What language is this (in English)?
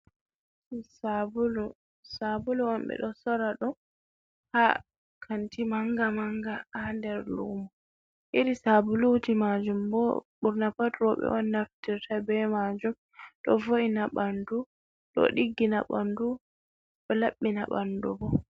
Fula